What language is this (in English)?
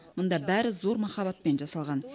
Kazakh